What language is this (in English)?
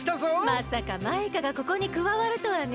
Japanese